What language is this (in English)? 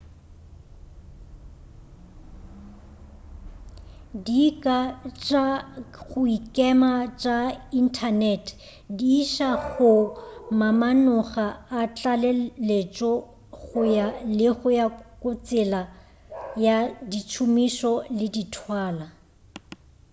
Northern Sotho